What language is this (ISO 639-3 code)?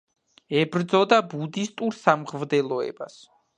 kat